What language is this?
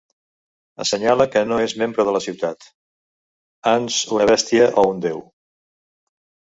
Catalan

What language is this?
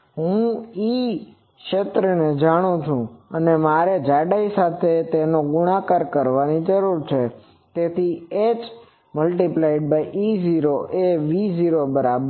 Gujarati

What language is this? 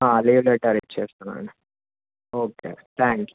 Telugu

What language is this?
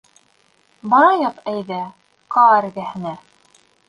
Bashkir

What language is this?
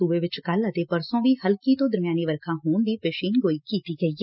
Punjabi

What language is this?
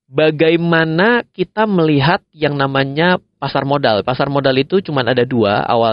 Indonesian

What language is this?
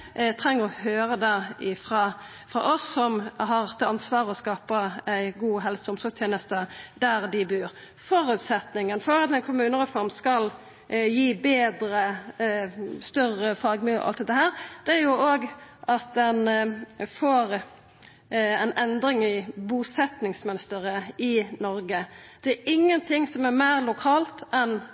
Norwegian Nynorsk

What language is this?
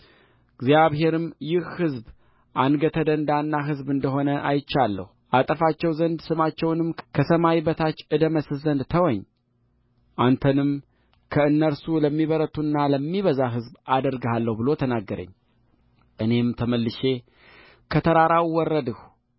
Amharic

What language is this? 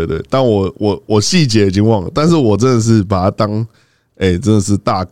Chinese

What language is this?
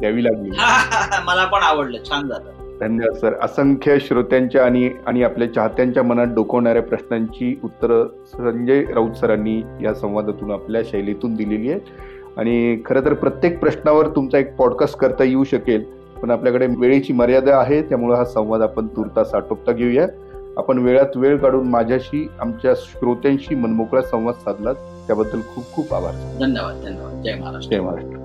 Marathi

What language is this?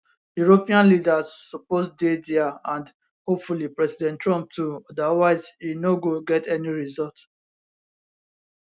Nigerian Pidgin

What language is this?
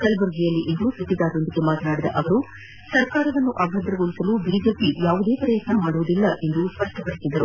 Kannada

